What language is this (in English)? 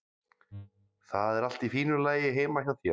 Icelandic